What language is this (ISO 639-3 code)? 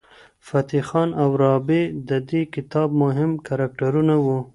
pus